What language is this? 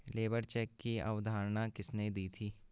Hindi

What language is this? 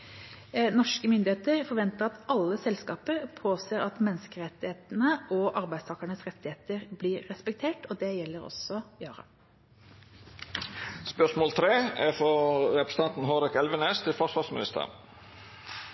Norwegian Bokmål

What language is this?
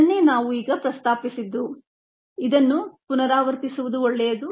Kannada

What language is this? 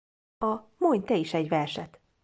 Hungarian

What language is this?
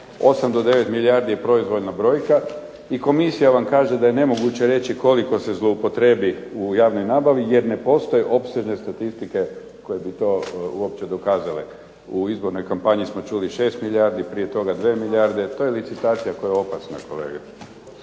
Croatian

